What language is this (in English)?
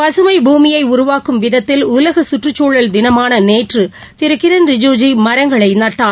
Tamil